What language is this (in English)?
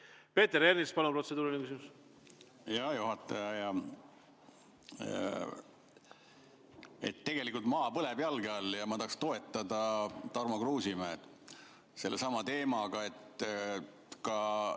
Estonian